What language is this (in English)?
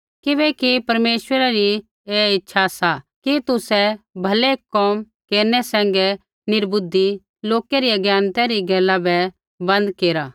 Kullu Pahari